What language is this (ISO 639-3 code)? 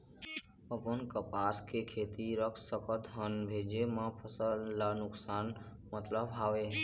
hne